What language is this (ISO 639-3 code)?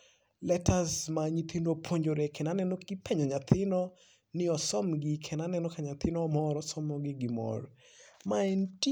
luo